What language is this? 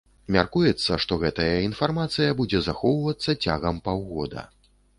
Belarusian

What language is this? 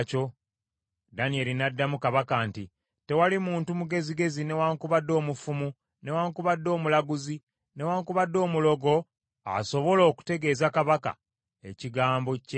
Ganda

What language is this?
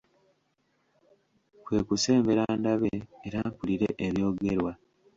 Ganda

